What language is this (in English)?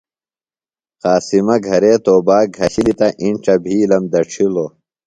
Phalura